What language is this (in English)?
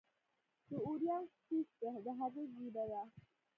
Pashto